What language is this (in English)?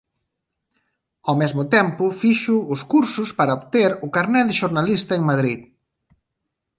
Galician